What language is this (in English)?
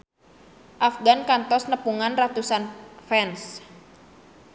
Sundanese